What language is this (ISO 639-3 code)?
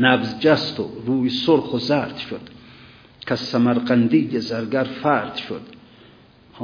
fas